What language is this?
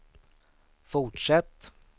Swedish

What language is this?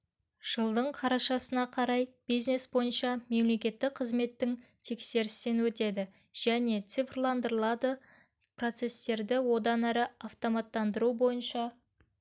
Kazakh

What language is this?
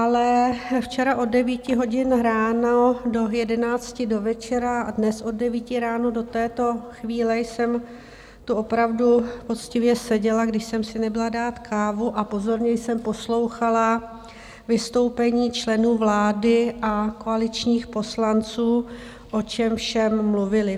Czech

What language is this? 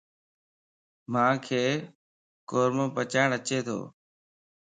Lasi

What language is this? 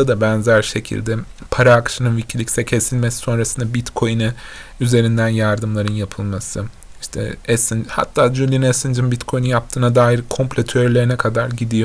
Turkish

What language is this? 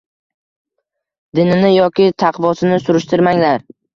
Uzbek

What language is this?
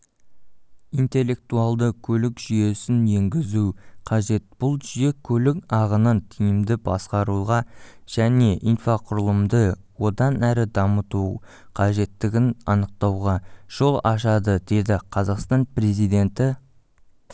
Kazakh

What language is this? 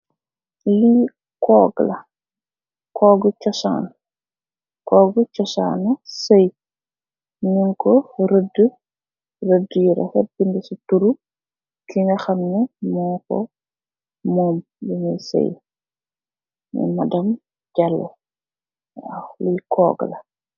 Wolof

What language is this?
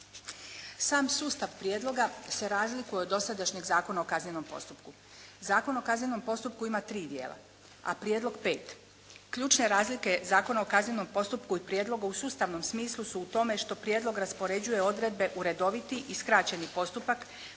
Croatian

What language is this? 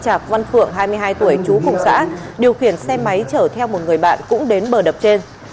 Vietnamese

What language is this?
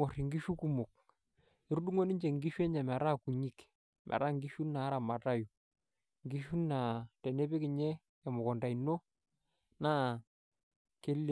Masai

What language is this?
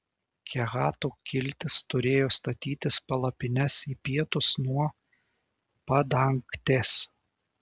Lithuanian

